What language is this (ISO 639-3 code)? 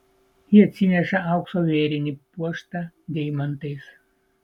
lit